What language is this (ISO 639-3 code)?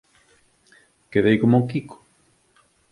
glg